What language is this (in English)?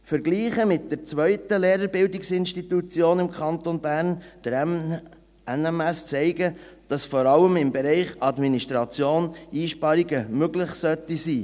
Swiss German